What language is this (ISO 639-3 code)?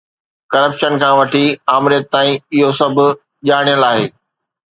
snd